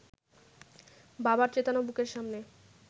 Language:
Bangla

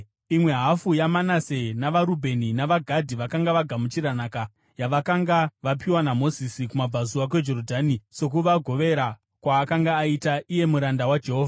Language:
Shona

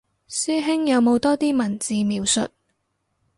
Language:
Cantonese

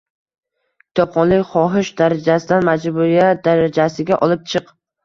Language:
Uzbek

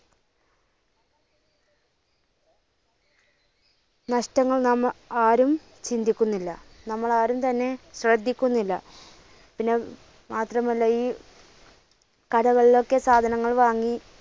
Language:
Malayalam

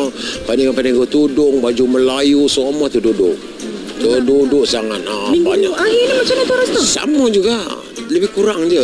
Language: Malay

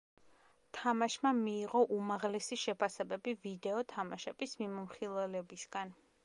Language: Georgian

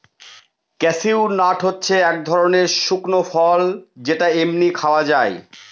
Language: Bangla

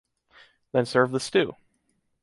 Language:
English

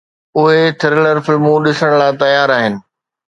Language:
Sindhi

